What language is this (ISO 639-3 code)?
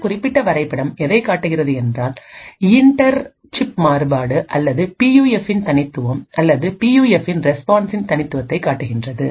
tam